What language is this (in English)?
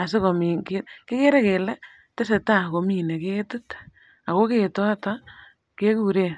Kalenjin